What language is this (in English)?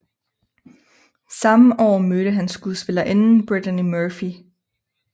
Danish